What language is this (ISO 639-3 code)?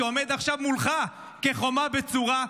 heb